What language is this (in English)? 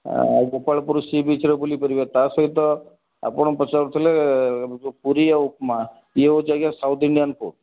Odia